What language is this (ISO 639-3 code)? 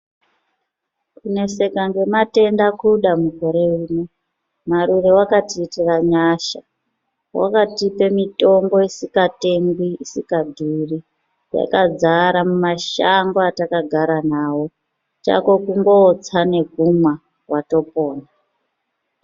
ndc